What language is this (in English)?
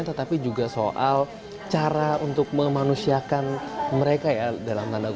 Indonesian